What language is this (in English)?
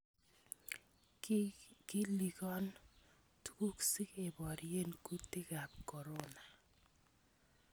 Kalenjin